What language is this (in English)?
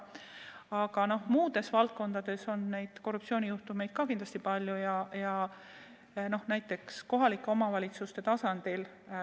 Estonian